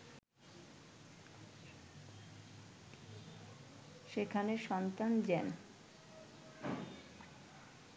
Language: Bangla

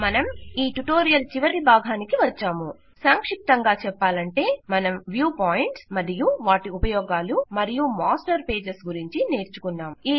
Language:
Telugu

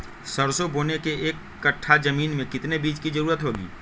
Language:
Magahi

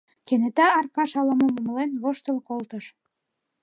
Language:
Mari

